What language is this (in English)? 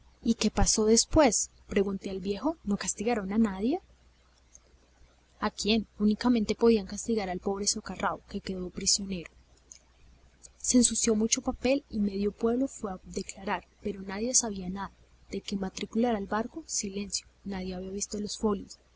Spanish